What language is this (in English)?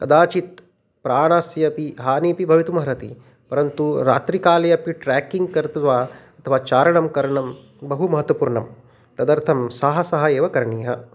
Sanskrit